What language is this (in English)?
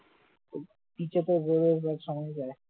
Bangla